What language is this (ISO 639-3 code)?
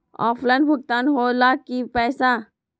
mag